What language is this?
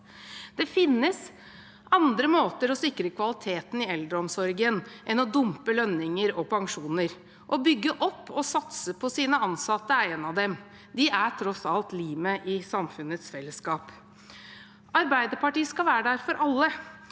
Norwegian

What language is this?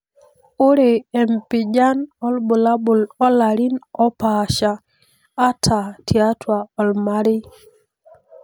Masai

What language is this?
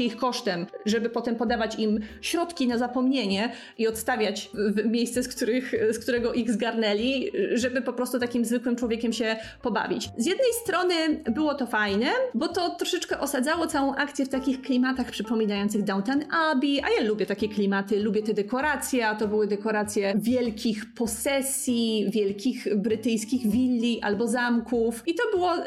Polish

